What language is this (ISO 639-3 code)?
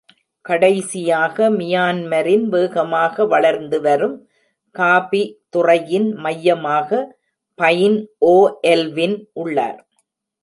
tam